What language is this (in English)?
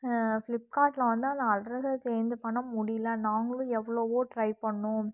Tamil